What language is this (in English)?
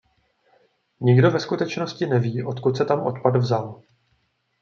Czech